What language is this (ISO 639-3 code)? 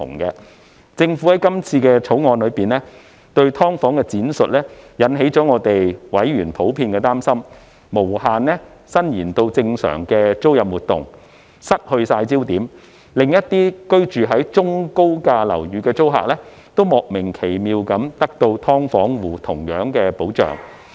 yue